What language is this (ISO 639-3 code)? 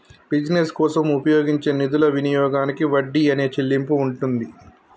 tel